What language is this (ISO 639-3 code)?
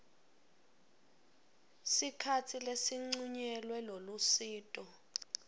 ssw